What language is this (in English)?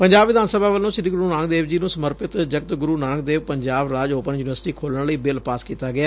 Punjabi